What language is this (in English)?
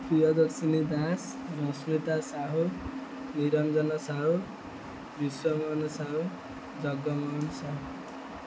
Odia